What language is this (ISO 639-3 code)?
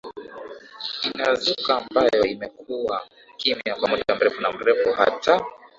swa